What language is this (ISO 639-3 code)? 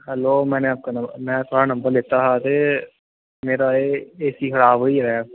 doi